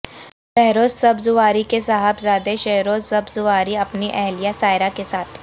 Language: Urdu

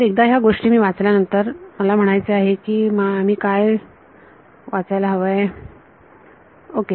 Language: Marathi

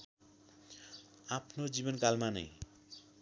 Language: Nepali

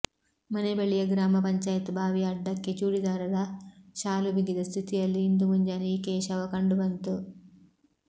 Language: Kannada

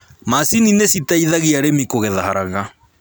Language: Kikuyu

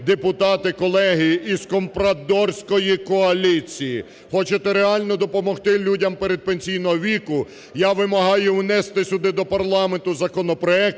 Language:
Ukrainian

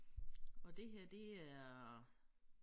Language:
Danish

